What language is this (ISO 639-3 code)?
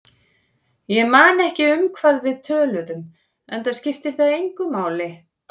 isl